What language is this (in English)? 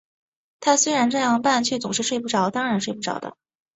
Chinese